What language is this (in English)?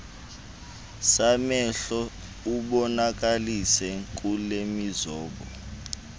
Xhosa